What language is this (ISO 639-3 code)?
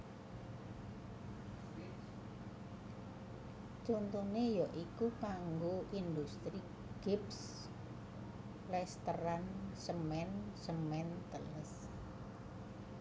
jav